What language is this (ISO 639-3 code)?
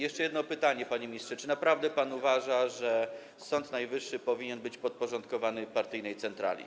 pol